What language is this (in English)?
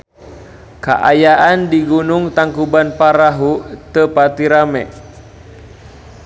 Sundanese